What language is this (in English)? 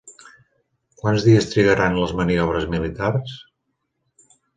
Catalan